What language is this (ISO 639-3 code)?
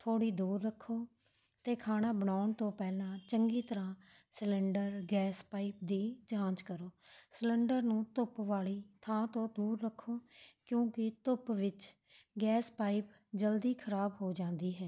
pan